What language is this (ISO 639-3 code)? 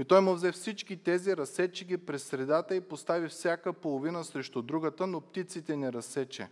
bul